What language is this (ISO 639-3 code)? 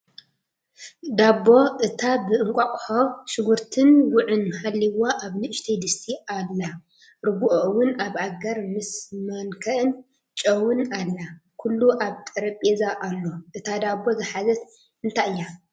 tir